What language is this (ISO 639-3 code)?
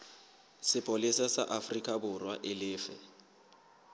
sot